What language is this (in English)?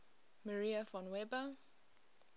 English